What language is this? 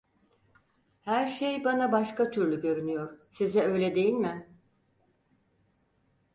Turkish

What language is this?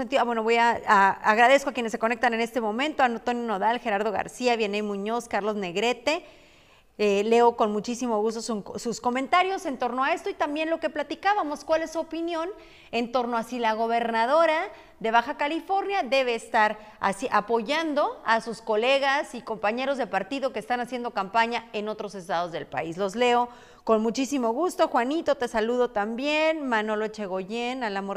Spanish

